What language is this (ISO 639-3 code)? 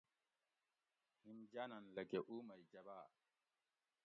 gwc